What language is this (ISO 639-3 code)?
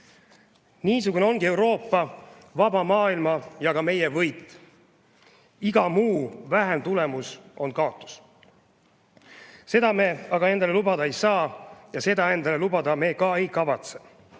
est